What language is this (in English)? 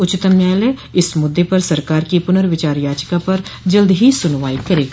Hindi